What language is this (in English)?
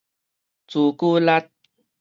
Min Nan Chinese